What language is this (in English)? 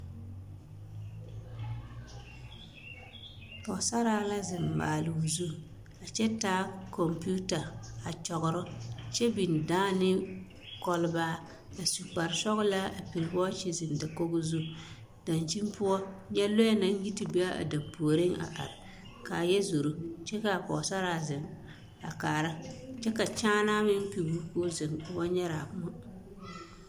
Southern Dagaare